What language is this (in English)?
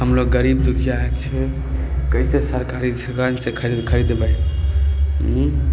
Maithili